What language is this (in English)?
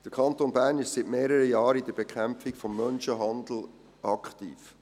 Swiss German